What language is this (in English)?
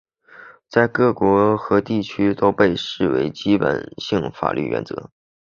Chinese